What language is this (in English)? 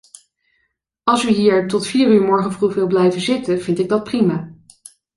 Dutch